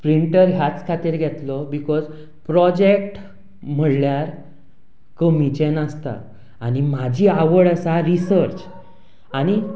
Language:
Konkani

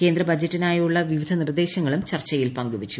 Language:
Malayalam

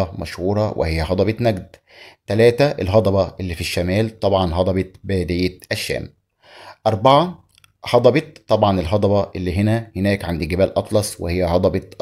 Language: Arabic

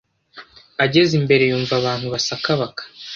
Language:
Kinyarwanda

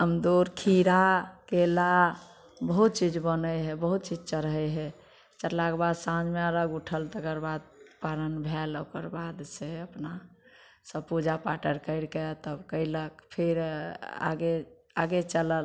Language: Maithili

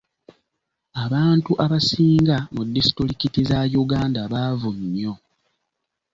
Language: Ganda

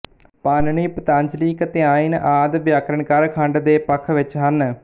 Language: Punjabi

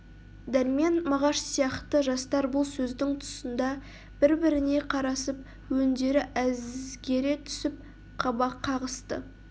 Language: Kazakh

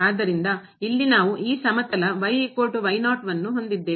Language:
Kannada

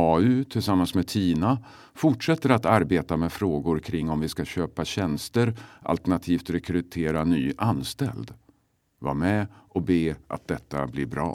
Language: Swedish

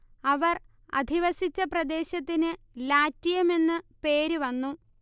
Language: Malayalam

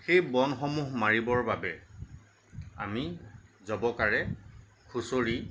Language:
Assamese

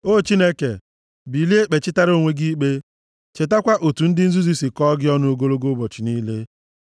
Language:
Igbo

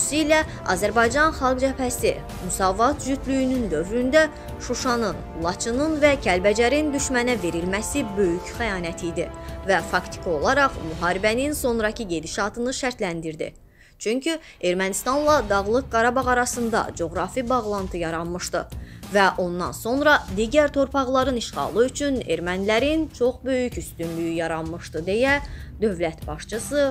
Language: Turkish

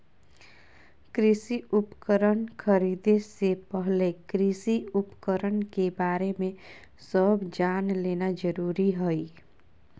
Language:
Magahi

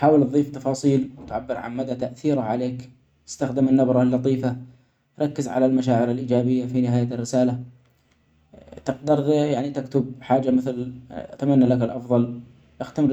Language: Omani Arabic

